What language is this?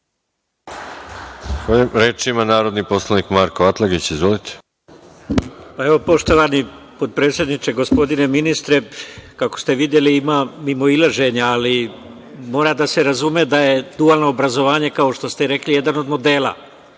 Serbian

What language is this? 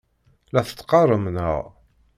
Kabyle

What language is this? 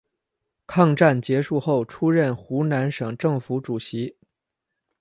Chinese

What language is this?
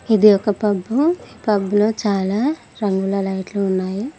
Telugu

